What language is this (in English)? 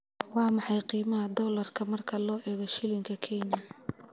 Somali